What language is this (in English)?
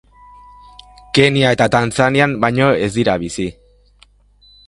Basque